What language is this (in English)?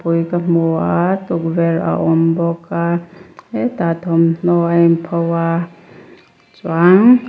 Mizo